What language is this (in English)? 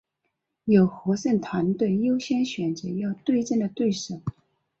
Chinese